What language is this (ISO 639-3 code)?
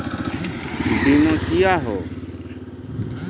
mai